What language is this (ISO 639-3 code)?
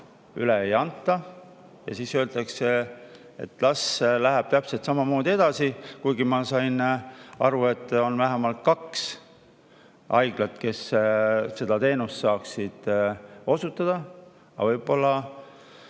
est